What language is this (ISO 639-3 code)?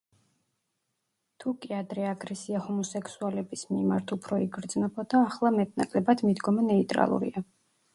kat